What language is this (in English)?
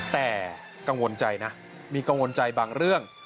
Thai